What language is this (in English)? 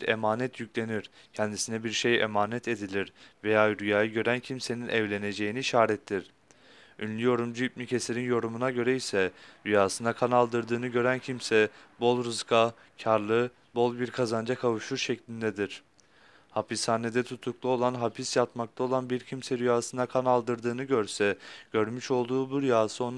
Turkish